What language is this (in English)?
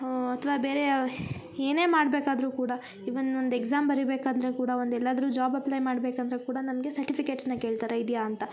Kannada